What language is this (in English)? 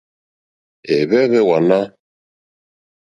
Mokpwe